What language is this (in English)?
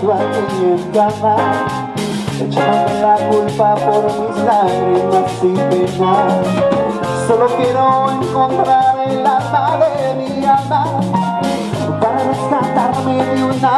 Indonesian